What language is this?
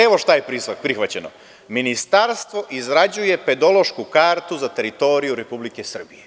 Serbian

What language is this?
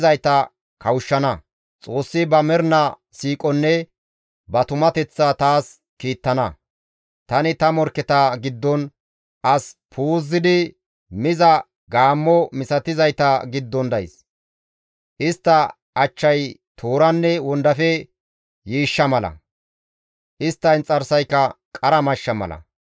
Gamo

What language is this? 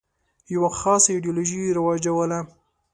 Pashto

